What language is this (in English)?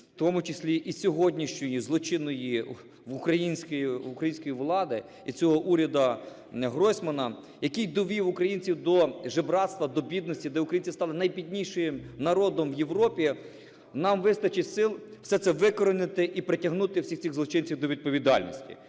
Ukrainian